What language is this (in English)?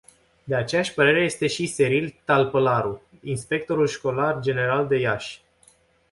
Romanian